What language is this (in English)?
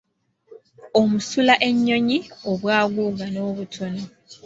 Ganda